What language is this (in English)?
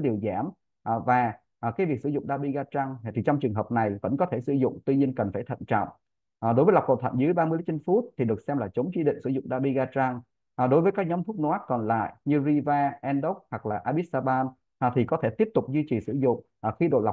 Vietnamese